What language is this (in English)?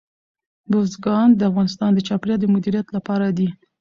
Pashto